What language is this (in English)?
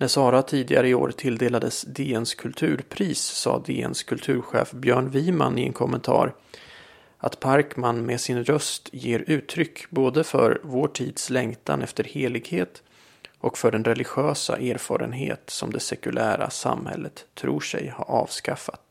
Swedish